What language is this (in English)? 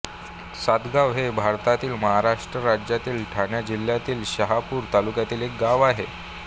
Marathi